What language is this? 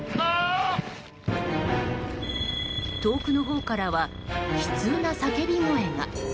Japanese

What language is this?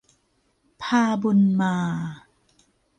Thai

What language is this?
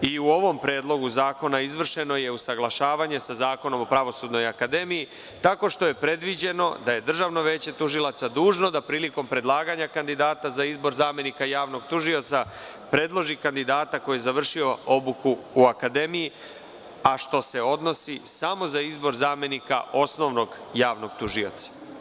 Serbian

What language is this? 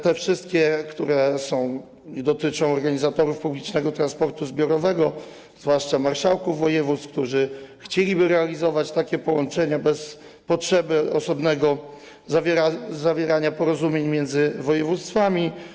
Polish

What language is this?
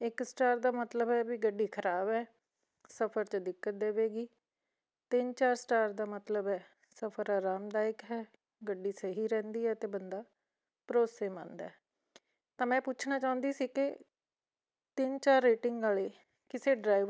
Punjabi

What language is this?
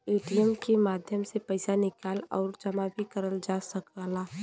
Bhojpuri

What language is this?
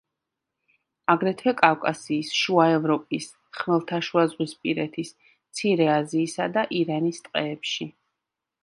Georgian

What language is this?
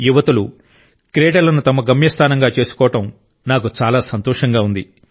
Telugu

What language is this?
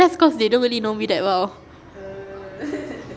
English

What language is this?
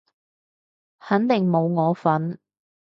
Cantonese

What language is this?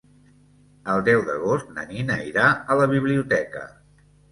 Catalan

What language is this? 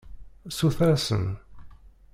Kabyle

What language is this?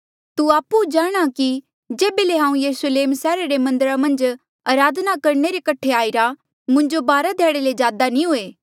Mandeali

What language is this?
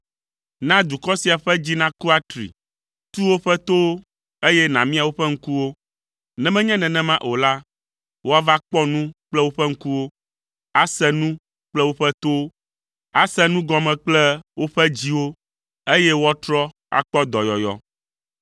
Ewe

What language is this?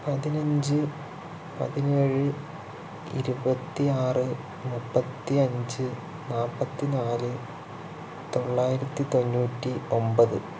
Malayalam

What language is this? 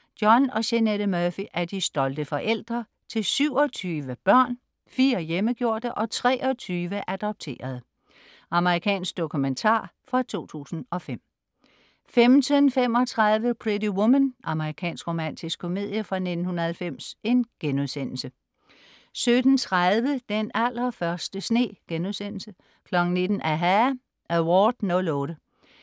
Danish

